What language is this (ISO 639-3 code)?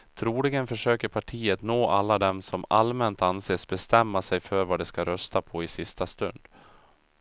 swe